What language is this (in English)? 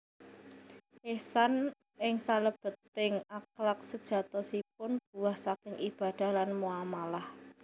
Javanese